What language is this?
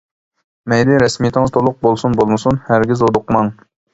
Uyghur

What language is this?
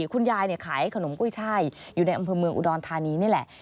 Thai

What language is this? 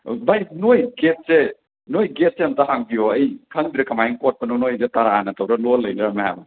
Manipuri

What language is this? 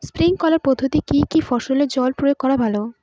Bangla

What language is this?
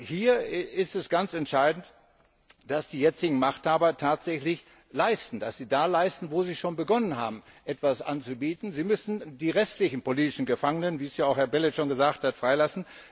German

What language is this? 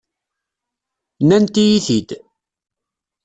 Kabyle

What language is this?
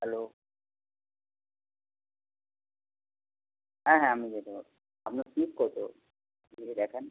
Bangla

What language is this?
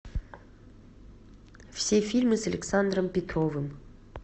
Russian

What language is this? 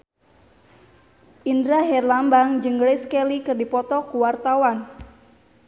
Sundanese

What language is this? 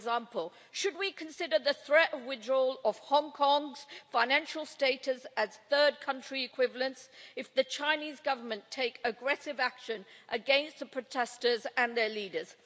English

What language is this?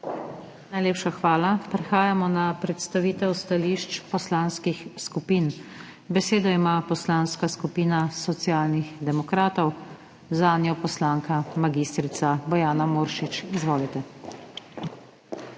Slovenian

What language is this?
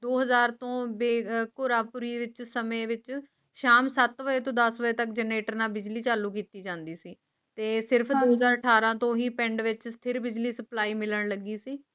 Punjabi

